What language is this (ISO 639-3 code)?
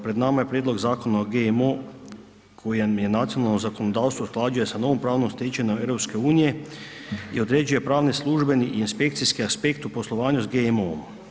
hrv